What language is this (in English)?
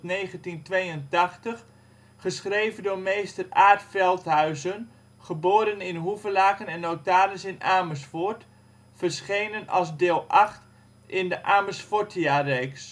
Dutch